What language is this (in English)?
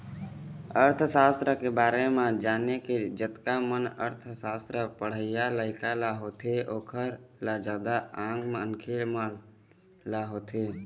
Chhattisgarhi